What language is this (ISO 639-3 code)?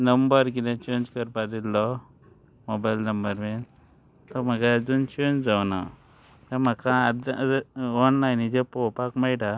kok